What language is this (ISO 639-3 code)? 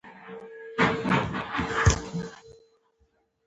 pus